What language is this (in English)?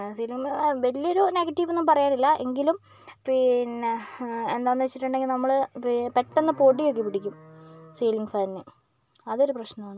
Malayalam